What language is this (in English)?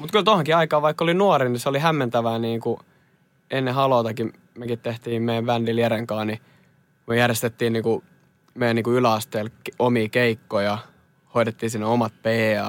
Finnish